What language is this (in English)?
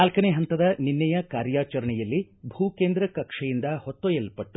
Kannada